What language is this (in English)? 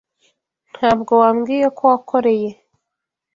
Kinyarwanda